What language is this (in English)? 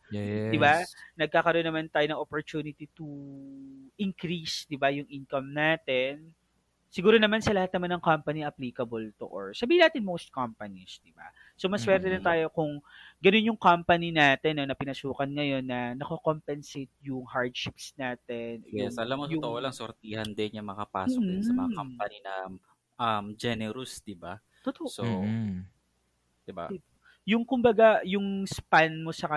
Filipino